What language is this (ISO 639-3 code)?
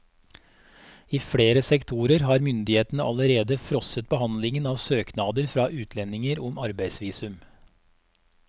nor